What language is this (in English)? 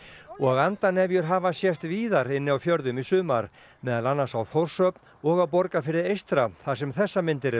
Icelandic